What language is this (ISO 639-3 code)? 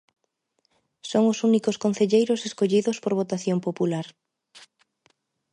glg